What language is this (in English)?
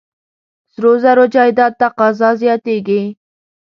Pashto